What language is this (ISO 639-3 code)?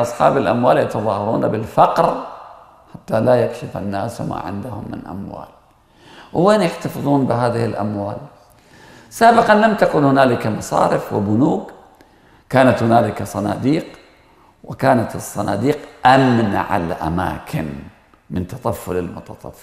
ara